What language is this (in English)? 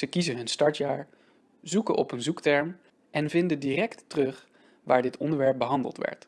Dutch